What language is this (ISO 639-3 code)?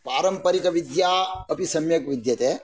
san